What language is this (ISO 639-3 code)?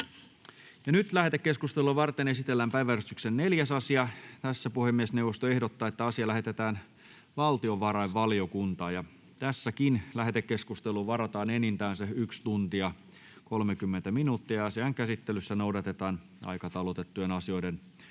fin